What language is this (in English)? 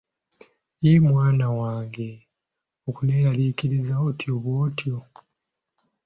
Ganda